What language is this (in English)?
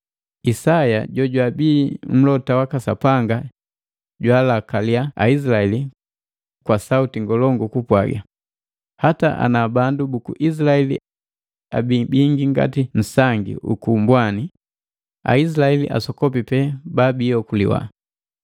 Matengo